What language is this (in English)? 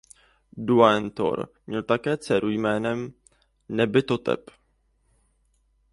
Czech